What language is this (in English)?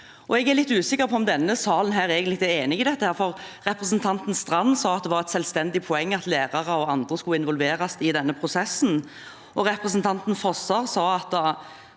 Norwegian